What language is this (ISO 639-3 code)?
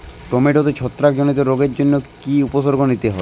ben